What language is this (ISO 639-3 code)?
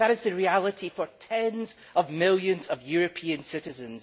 eng